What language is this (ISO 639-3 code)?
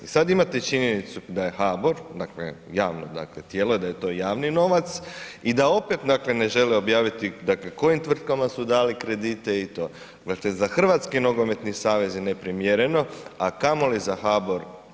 hrv